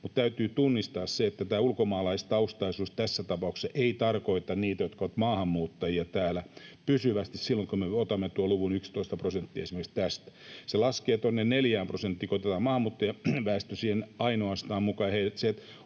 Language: Finnish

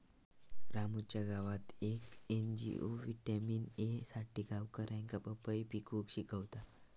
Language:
Marathi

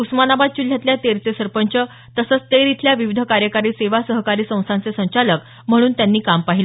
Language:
Marathi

